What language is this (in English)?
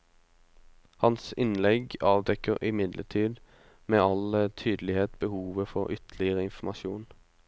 Norwegian